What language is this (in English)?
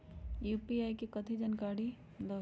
Magahi